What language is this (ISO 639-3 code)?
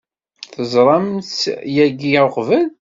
kab